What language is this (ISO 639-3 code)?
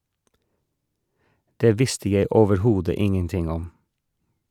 nor